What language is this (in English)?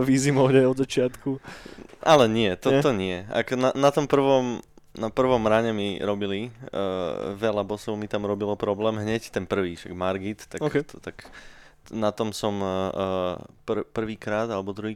Slovak